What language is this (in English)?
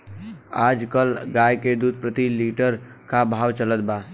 Bhojpuri